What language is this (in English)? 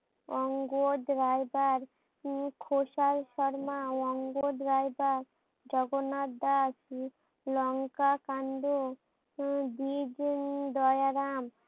Bangla